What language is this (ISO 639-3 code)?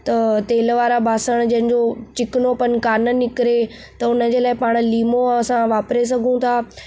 snd